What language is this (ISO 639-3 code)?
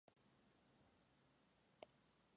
spa